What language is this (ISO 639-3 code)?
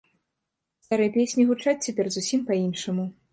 bel